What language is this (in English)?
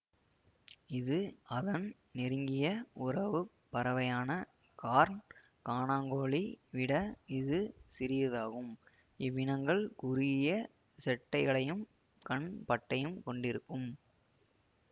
Tamil